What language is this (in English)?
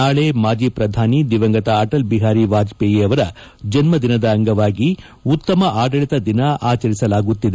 Kannada